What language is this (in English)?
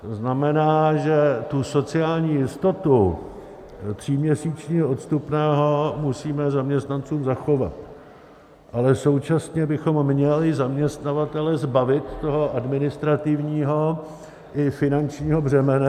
Czech